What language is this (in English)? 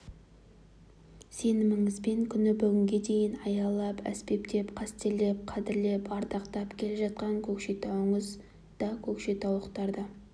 Kazakh